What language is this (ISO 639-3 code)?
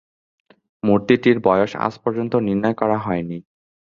ben